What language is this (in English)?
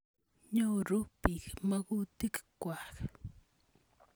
Kalenjin